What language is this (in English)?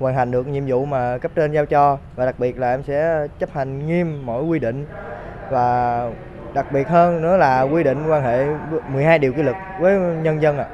Vietnamese